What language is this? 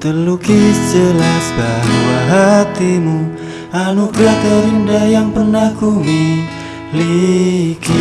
Indonesian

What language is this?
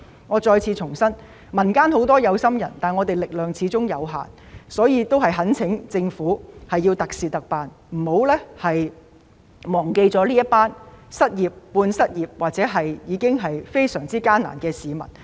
Cantonese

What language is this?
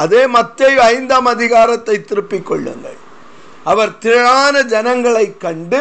Tamil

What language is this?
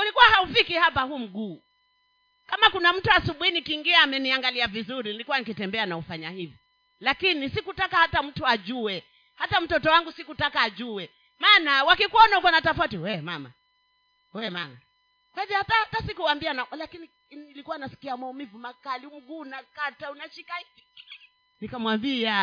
Swahili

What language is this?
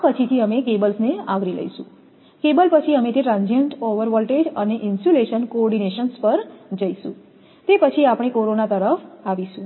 Gujarati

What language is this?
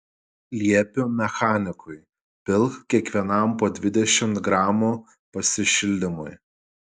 Lithuanian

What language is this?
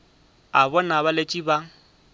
Northern Sotho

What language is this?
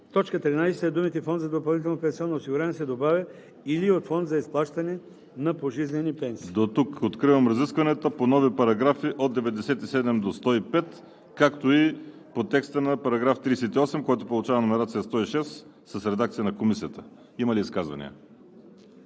Bulgarian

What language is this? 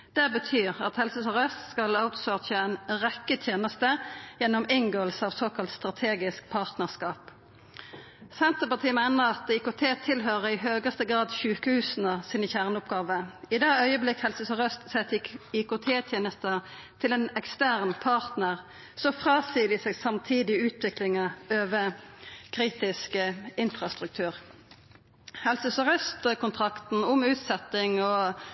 Norwegian Nynorsk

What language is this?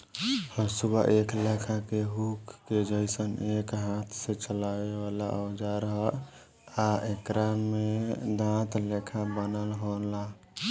Bhojpuri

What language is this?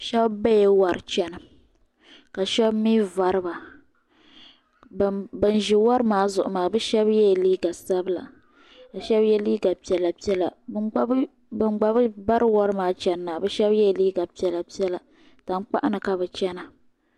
Dagbani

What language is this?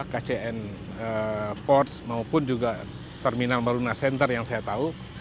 Indonesian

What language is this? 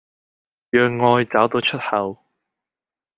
Cantonese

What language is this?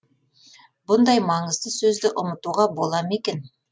Kazakh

